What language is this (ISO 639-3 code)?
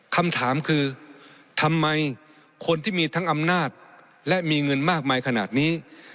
tha